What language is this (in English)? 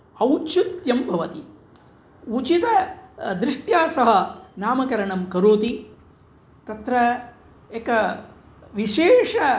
Sanskrit